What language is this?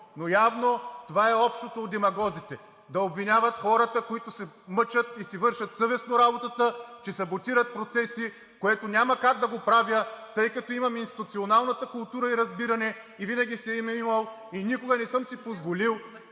Bulgarian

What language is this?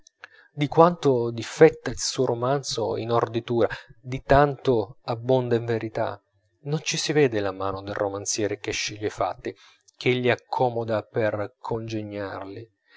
Italian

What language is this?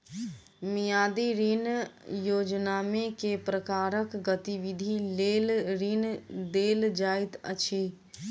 Maithili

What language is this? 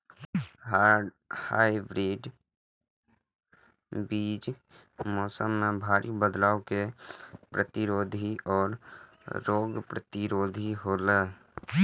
Maithili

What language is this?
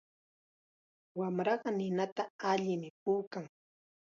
Chiquián Ancash Quechua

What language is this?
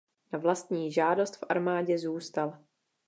Czech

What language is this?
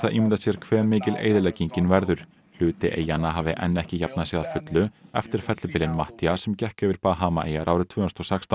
Icelandic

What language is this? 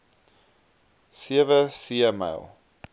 Afrikaans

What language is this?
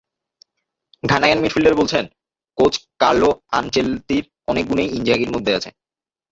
Bangla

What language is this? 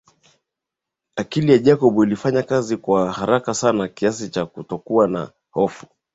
Swahili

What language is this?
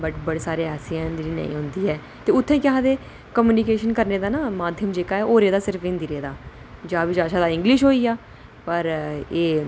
Dogri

